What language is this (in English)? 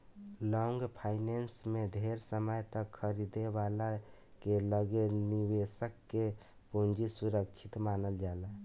Bhojpuri